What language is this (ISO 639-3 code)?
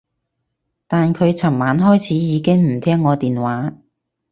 yue